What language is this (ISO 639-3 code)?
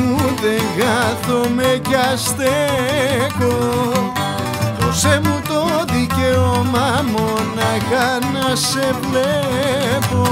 ell